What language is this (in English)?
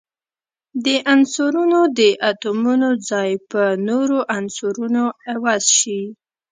Pashto